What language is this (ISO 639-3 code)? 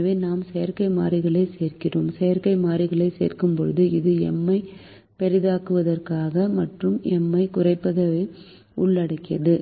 tam